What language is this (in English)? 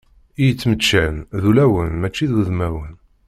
Kabyle